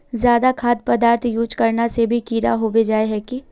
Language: Magahi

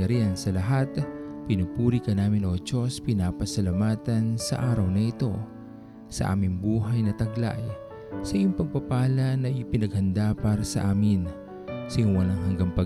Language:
Filipino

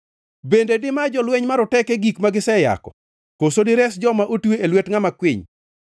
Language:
Luo (Kenya and Tanzania)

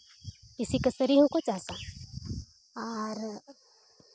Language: Santali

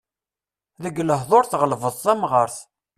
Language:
Kabyle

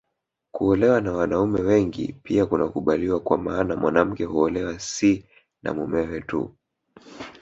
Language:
Swahili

